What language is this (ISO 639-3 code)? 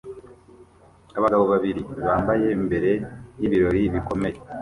kin